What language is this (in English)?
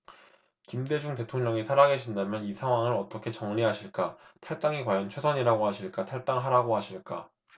Korean